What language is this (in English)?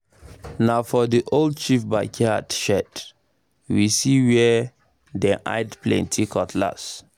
Nigerian Pidgin